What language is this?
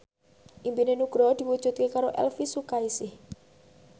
Javanese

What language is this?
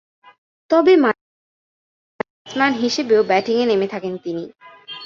Bangla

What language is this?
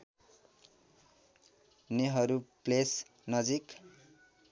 Nepali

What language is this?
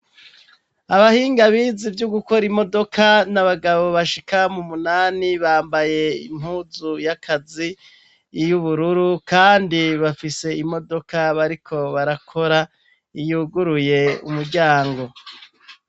Rundi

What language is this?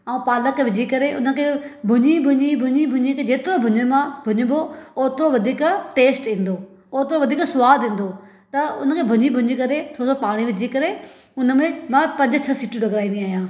Sindhi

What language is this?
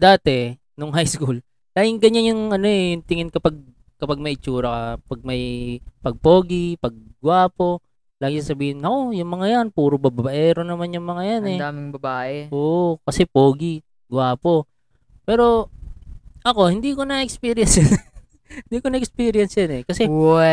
Filipino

